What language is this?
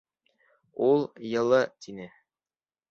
Bashkir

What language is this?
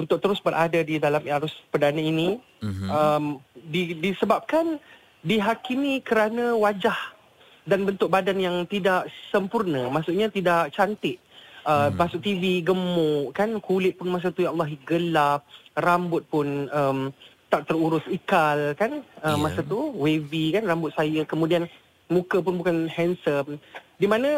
Malay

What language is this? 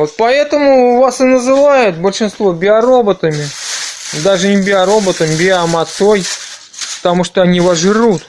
Russian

